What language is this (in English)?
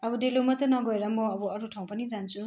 Nepali